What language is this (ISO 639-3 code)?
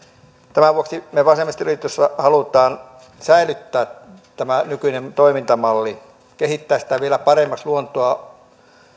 fin